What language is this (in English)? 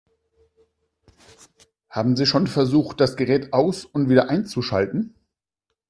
German